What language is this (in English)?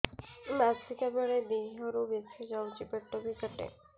Odia